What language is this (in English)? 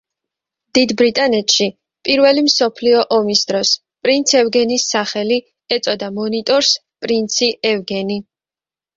Georgian